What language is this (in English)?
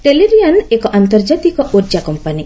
Odia